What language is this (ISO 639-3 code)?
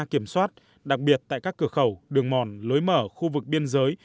vie